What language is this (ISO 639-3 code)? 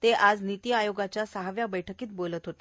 mar